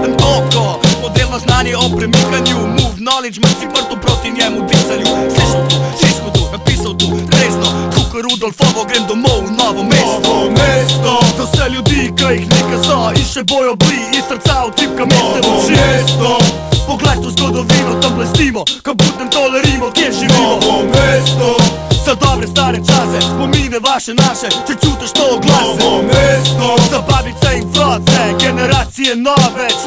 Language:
Romanian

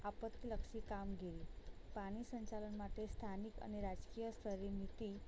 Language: Gujarati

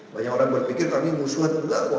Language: Indonesian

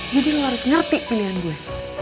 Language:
Indonesian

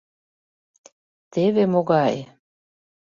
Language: Mari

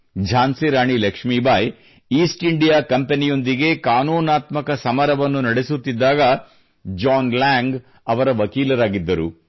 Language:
Kannada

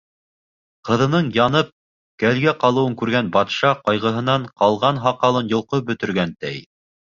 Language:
Bashkir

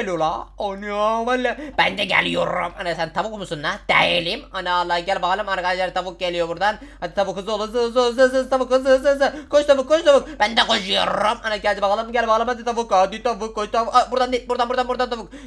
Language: Turkish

